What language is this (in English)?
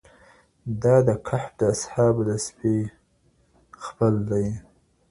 Pashto